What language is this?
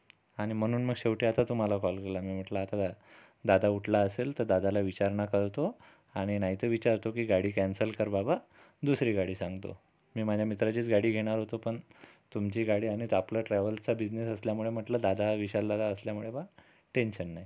Marathi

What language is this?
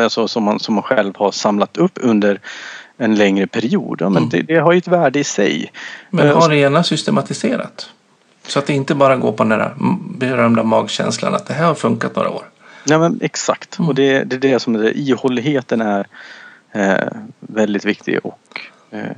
Swedish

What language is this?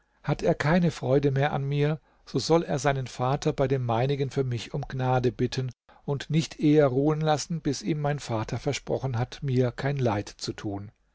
German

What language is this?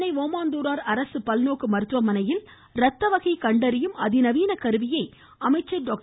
Tamil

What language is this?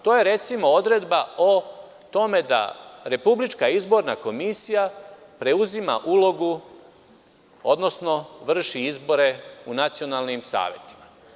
Serbian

